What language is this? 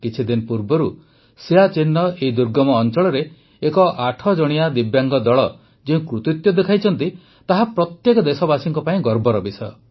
Odia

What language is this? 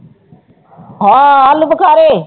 Punjabi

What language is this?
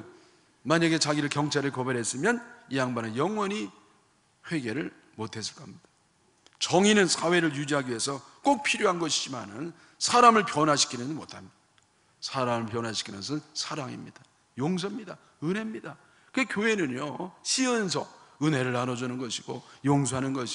Korean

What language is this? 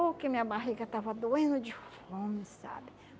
Portuguese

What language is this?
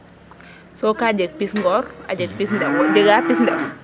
Serer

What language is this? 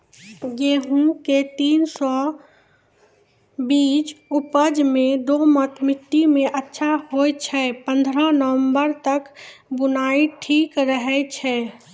Maithili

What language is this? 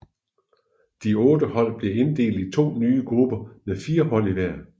Danish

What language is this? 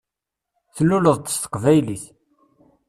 Kabyle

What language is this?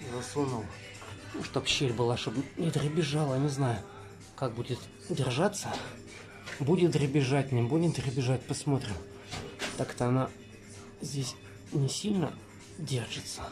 Russian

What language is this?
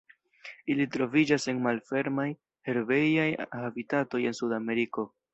Esperanto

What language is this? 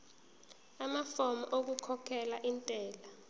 Zulu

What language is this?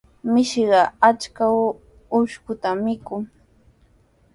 Sihuas Ancash Quechua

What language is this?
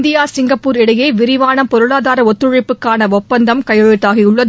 Tamil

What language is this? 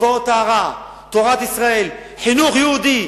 Hebrew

